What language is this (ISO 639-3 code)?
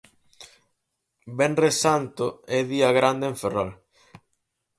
glg